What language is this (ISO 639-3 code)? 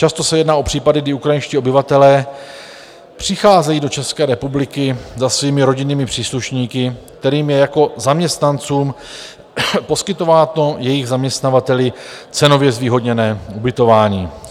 ces